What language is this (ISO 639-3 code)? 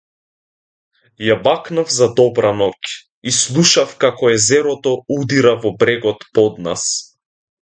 mkd